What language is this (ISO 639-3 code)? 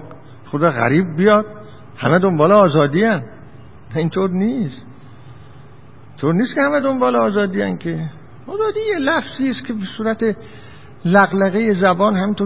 fas